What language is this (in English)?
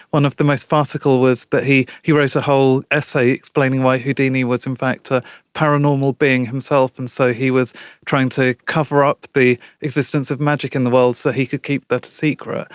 English